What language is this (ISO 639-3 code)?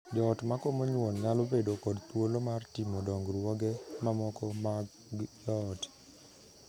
luo